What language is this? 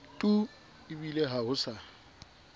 Southern Sotho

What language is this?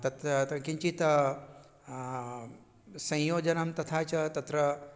Sanskrit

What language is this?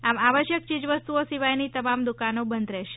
Gujarati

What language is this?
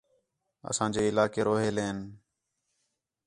Khetrani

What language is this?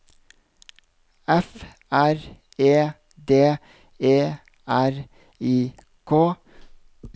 Norwegian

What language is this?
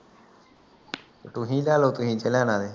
Punjabi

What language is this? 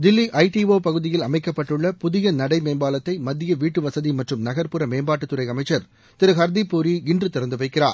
Tamil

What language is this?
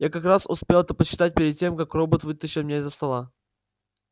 Russian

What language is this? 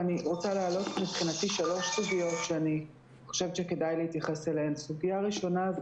Hebrew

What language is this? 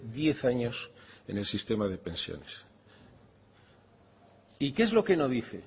Spanish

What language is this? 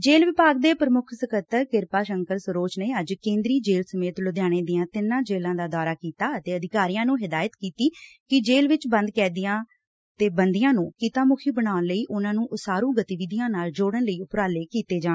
Punjabi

